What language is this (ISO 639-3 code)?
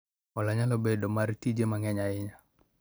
luo